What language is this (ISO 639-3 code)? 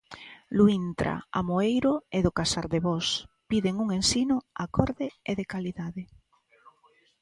glg